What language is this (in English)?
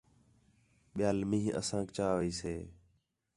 Khetrani